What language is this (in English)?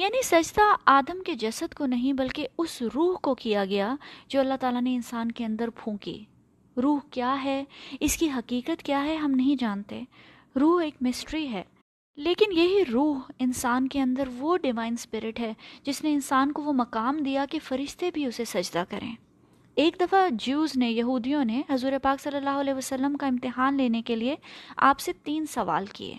Urdu